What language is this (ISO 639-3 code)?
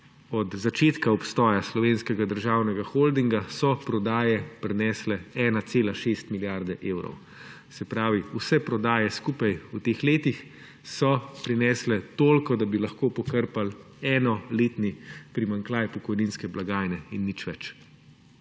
slv